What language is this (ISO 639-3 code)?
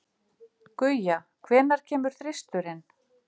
isl